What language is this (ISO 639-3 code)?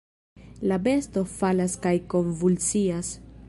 epo